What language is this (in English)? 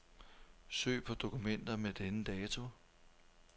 Danish